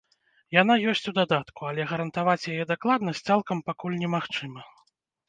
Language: Belarusian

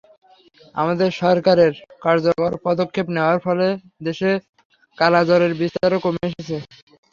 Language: Bangla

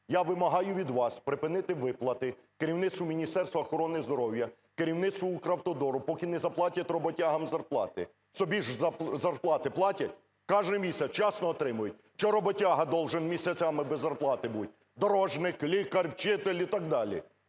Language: Ukrainian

